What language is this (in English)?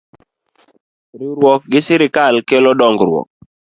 Luo (Kenya and Tanzania)